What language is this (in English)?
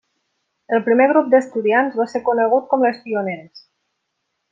Catalan